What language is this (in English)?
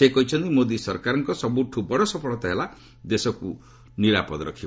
Odia